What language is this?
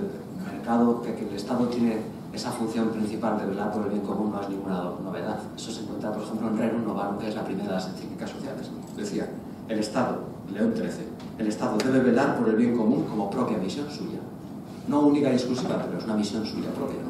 Spanish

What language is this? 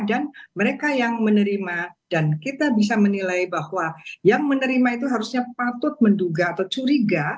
Indonesian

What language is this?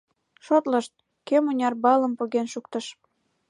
Mari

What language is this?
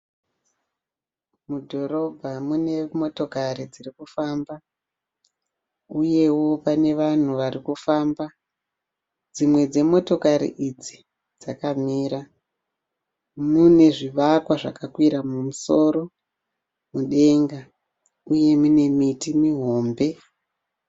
Shona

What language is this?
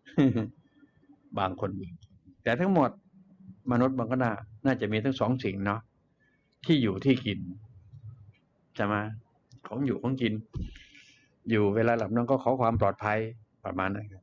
Thai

